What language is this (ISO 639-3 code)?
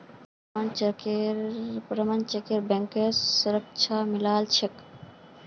mag